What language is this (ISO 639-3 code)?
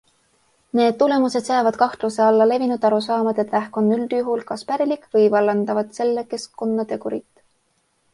est